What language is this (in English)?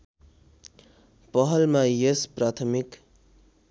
Nepali